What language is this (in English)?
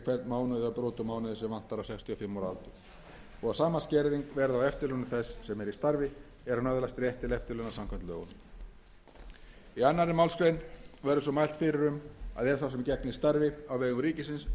Icelandic